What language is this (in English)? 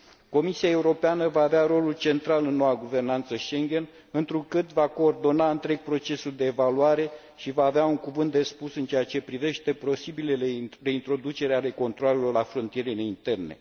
Romanian